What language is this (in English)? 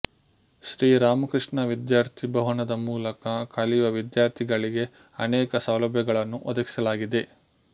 Kannada